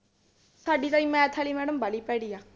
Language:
Punjabi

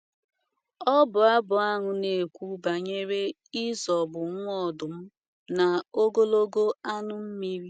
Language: Igbo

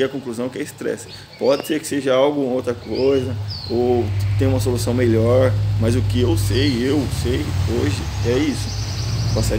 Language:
Portuguese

